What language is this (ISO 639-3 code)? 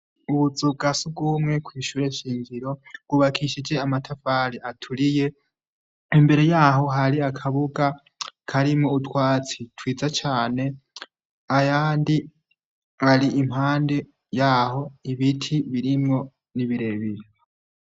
run